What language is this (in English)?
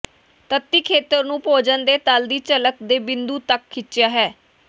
Punjabi